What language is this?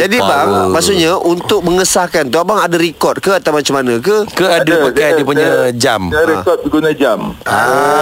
Malay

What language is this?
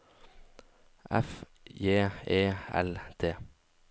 Norwegian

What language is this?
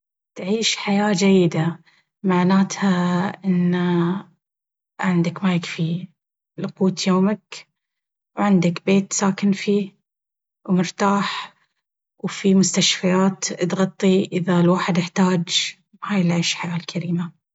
Baharna Arabic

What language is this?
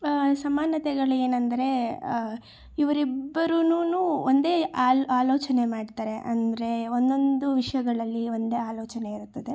Kannada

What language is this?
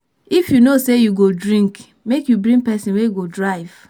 Nigerian Pidgin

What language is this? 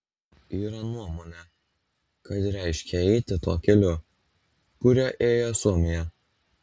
Lithuanian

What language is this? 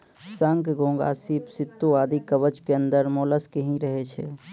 Maithili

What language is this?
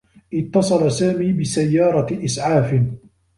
Arabic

